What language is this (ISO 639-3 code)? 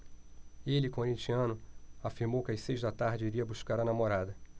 por